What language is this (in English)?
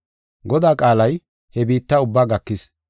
Gofa